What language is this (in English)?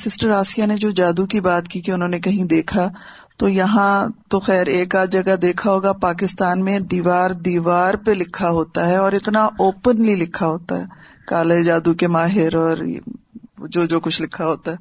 Urdu